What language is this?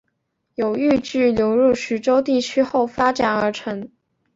Chinese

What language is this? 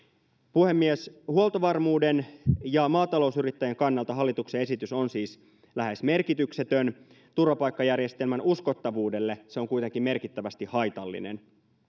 Finnish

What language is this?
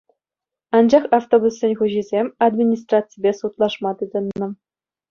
Chuvash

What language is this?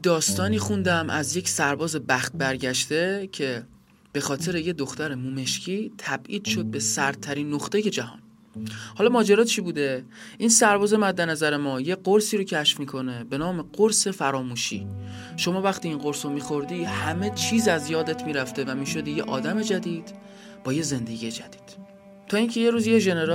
Persian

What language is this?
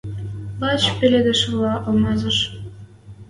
Western Mari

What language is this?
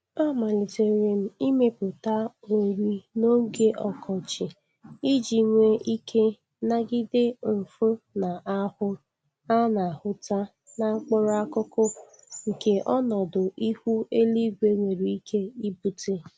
Igbo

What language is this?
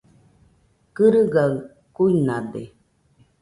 Nüpode Huitoto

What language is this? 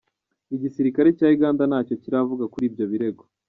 Kinyarwanda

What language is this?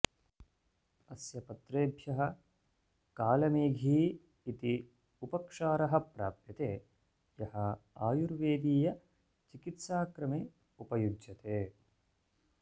Sanskrit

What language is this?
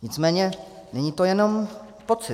Czech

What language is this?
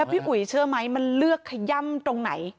Thai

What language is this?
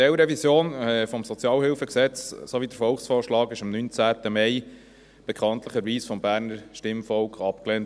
Swiss German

